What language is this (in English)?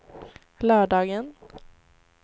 Swedish